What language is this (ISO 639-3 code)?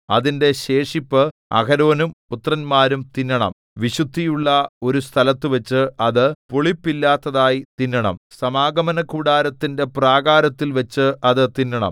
mal